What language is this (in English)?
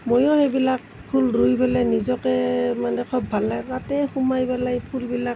Assamese